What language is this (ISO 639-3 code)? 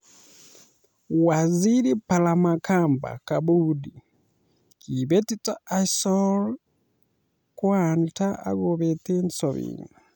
kln